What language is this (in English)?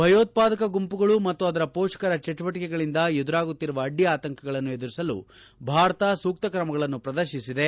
Kannada